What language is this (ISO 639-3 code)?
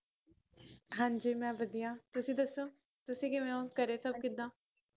pan